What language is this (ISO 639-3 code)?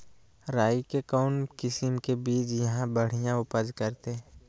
mag